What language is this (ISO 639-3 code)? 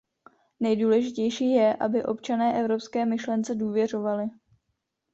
ces